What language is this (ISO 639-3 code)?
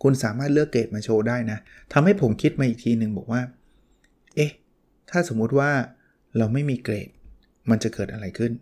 tha